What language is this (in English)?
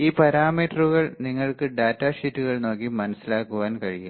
Malayalam